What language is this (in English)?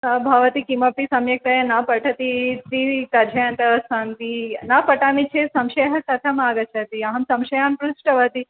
Sanskrit